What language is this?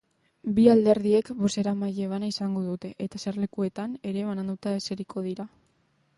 Basque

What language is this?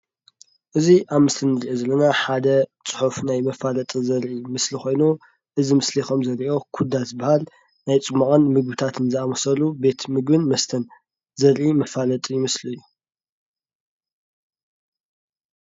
Tigrinya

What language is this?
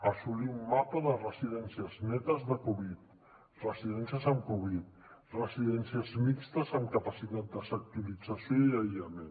Catalan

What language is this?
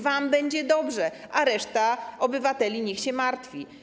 Polish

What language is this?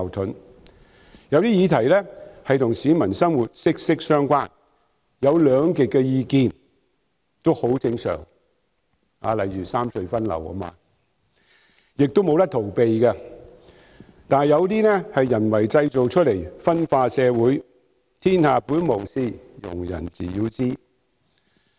Cantonese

